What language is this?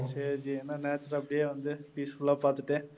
Tamil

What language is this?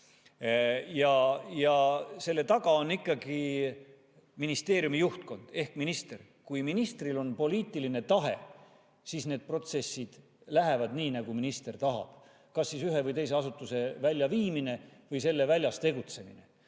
Estonian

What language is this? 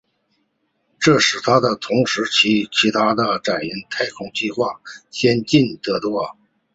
Chinese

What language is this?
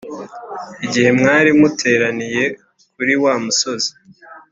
Kinyarwanda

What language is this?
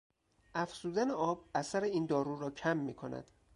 Persian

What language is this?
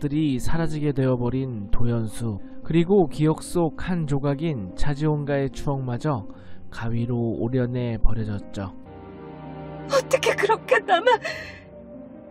Korean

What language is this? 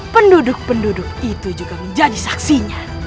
Indonesian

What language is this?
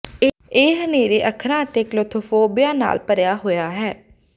Punjabi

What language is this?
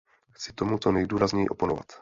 Czech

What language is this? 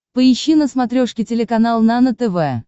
Russian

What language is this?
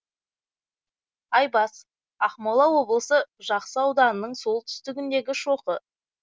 Kazakh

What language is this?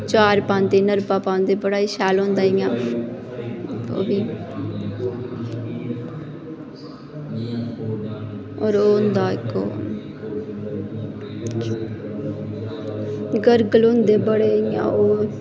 Dogri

